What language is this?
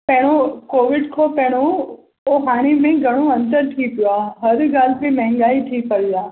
Sindhi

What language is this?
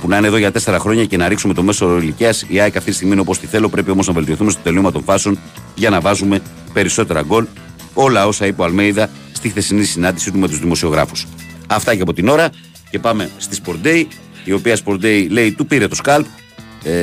Greek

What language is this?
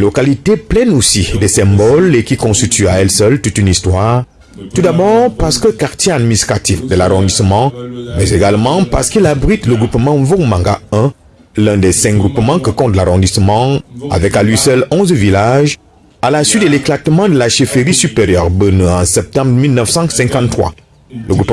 French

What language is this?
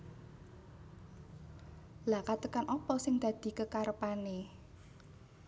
Javanese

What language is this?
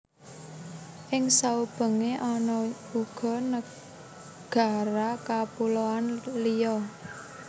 Javanese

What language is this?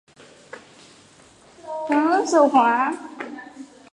Chinese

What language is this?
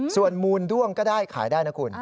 Thai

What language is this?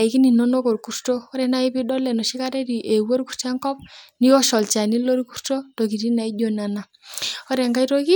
Masai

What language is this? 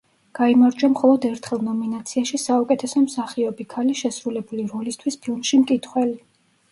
Georgian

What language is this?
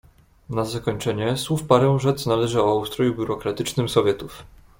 Polish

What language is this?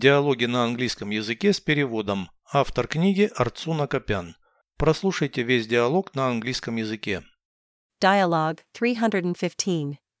Russian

